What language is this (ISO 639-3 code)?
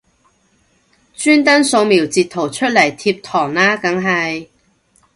yue